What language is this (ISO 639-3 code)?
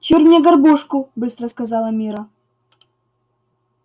rus